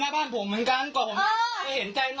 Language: Thai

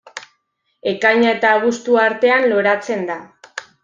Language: Basque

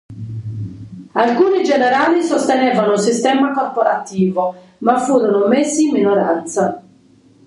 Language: Italian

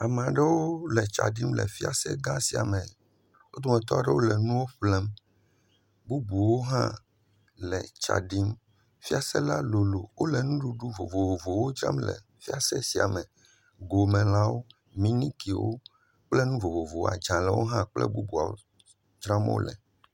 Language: Ewe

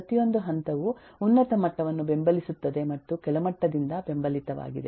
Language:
Kannada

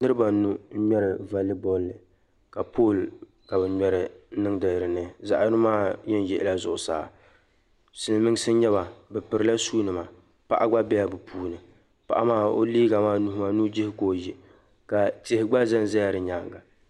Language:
Dagbani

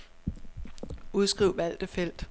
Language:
Danish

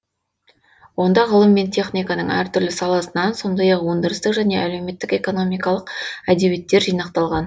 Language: Kazakh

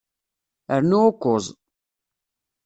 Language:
Kabyle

